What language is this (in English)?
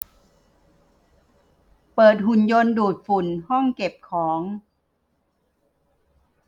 Thai